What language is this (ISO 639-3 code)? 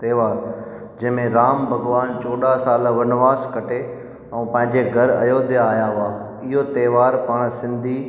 snd